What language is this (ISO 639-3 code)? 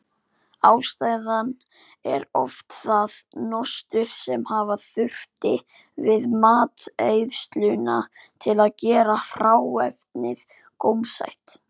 isl